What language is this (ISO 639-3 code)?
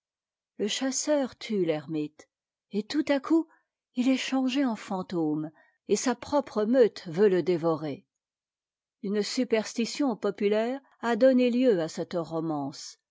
fra